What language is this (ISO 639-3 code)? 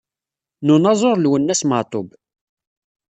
kab